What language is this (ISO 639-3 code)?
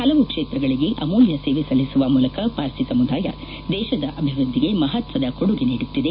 kan